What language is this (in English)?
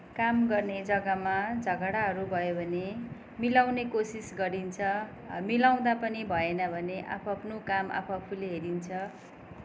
Nepali